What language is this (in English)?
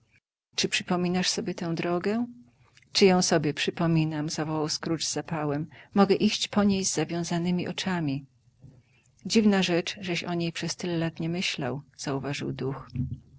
Polish